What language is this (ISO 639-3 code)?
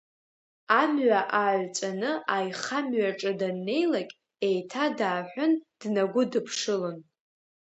abk